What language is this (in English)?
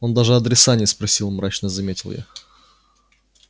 Russian